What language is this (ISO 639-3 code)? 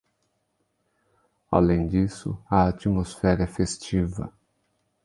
por